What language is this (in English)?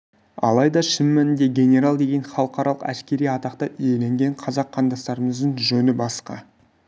Kazakh